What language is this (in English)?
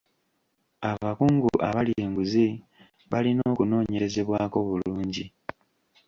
Ganda